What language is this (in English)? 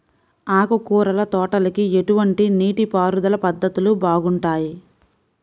Telugu